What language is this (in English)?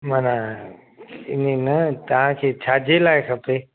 Sindhi